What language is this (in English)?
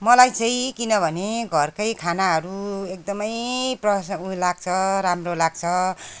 Nepali